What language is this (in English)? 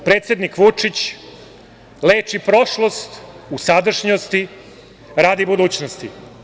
Serbian